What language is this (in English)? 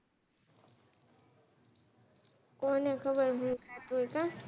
Gujarati